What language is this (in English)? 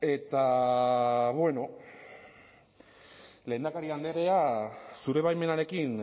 Basque